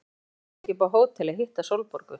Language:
Icelandic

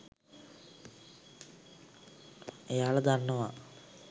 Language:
Sinhala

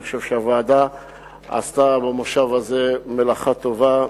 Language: Hebrew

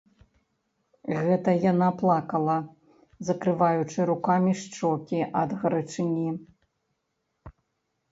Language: Belarusian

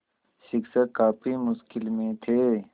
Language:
Hindi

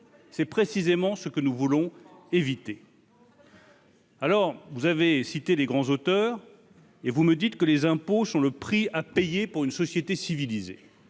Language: French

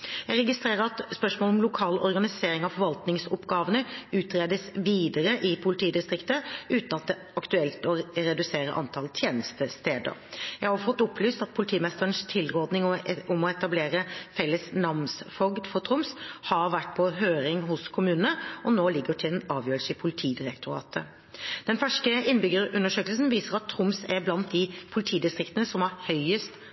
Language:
Norwegian Bokmål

